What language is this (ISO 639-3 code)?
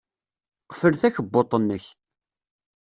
kab